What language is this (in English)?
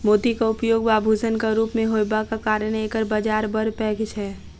Maithili